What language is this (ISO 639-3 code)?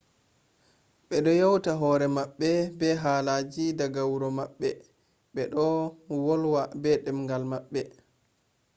ful